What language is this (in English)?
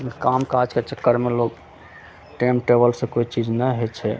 Maithili